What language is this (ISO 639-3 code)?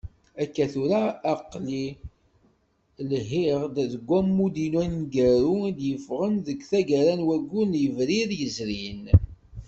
kab